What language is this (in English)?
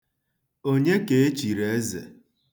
Igbo